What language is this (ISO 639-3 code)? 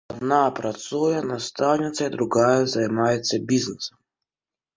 bel